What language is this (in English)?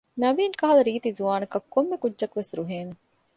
Divehi